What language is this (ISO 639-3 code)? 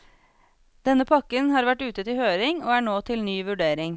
nor